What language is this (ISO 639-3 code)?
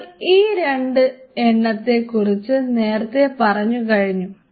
mal